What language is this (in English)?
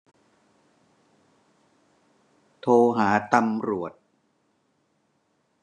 Thai